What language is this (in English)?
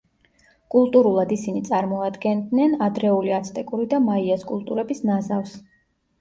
Georgian